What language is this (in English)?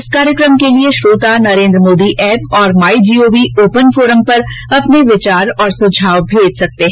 Hindi